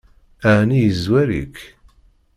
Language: Kabyle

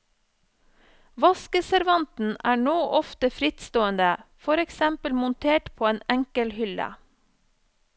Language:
Norwegian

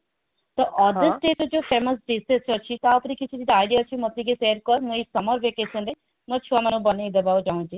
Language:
Odia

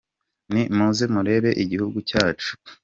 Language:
Kinyarwanda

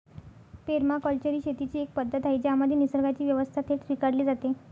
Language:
Marathi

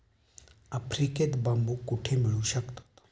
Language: Marathi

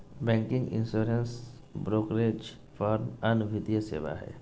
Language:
Magahi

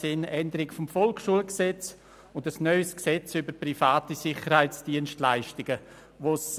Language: Swiss German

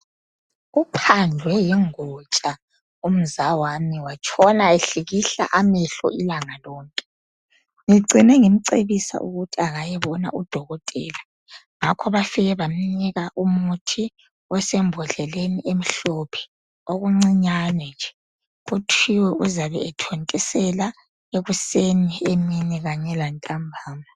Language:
North Ndebele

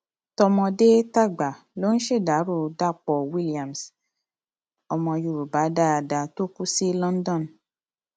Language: Yoruba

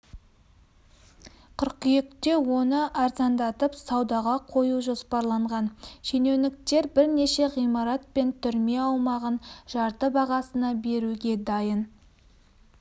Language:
Kazakh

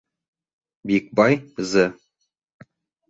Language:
Bashkir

